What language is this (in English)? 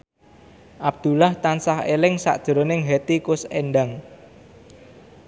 Javanese